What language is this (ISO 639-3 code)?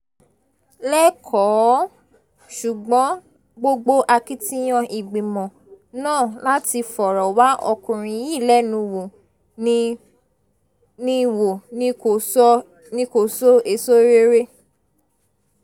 yor